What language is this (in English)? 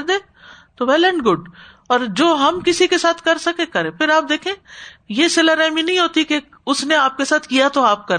Urdu